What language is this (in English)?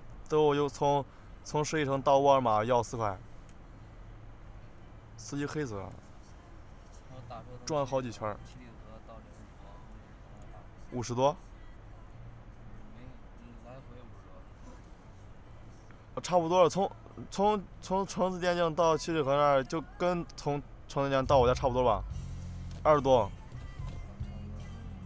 Chinese